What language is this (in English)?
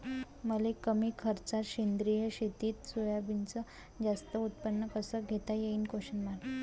Marathi